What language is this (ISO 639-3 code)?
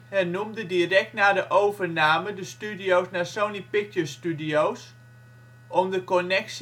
nld